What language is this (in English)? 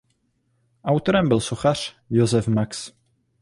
Czech